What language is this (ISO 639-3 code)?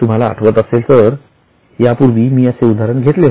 mar